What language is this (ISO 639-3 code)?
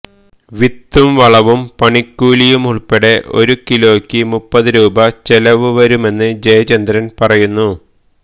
mal